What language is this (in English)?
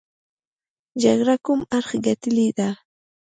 Pashto